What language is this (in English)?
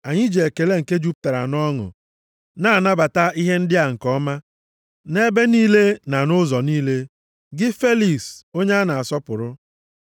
Igbo